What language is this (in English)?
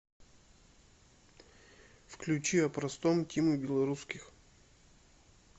Russian